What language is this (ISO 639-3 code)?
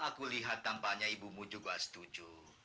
ind